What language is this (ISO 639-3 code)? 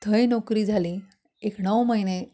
kok